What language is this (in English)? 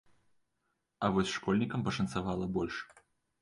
Belarusian